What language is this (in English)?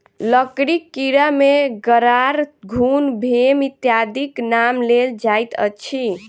Maithili